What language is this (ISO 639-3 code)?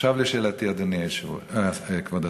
heb